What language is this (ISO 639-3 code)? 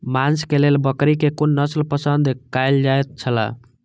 mai